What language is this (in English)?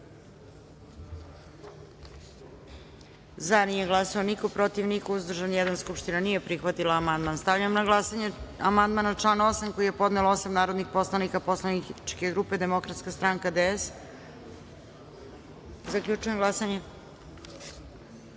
Serbian